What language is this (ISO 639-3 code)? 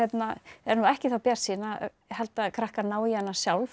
isl